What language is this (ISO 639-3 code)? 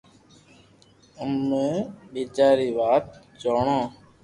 lrk